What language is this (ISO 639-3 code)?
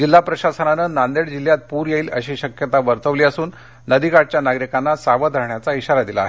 mar